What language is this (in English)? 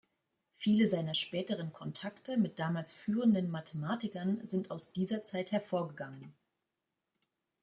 German